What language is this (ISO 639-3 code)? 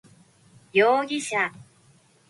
jpn